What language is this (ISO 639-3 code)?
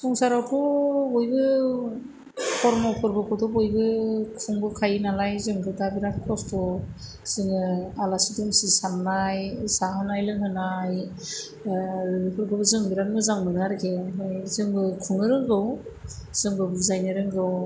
brx